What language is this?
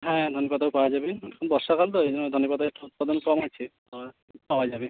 Bangla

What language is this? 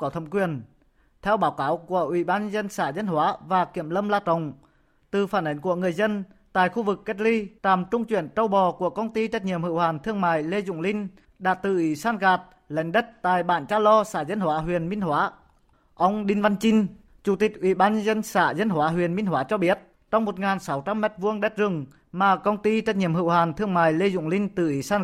Vietnamese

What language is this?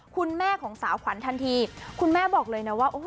Thai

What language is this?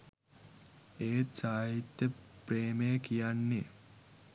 Sinhala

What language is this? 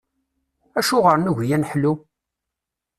Kabyle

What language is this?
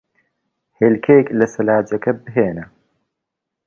Central Kurdish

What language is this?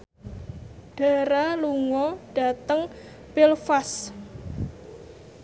Javanese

